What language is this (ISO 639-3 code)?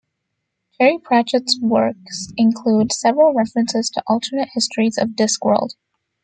eng